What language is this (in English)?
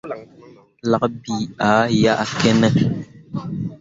Mundang